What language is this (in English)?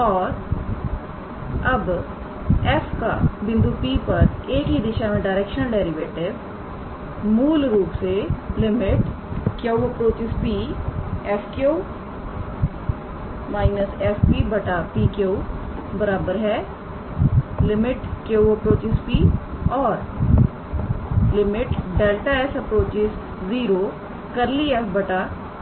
Hindi